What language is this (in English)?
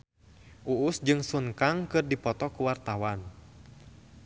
Sundanese